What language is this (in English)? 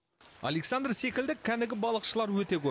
Kazakh